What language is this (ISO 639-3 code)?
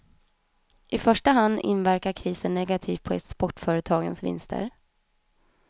swe